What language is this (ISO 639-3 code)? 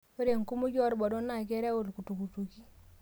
mas